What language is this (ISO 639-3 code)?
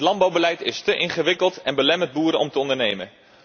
nld